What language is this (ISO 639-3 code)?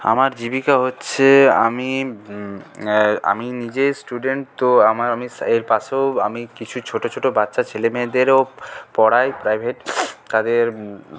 ben